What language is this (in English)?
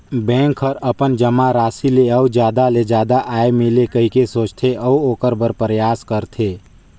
Chhattisgarhi